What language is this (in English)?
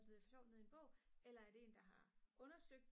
Danish